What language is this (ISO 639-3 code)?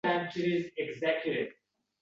uzb